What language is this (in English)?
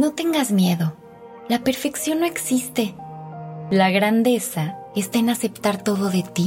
Spanish